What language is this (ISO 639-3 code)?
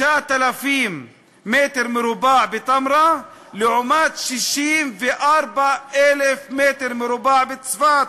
heb